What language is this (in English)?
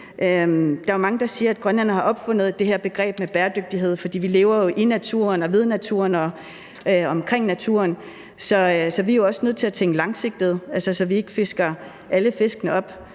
Danish